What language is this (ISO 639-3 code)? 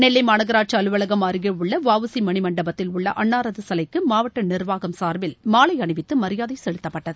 tam